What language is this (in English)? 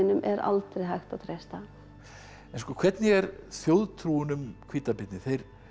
Icelandic